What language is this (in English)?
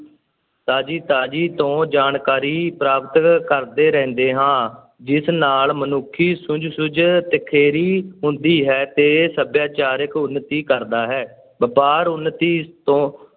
Punjabi